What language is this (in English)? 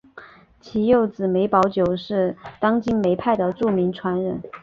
Chinese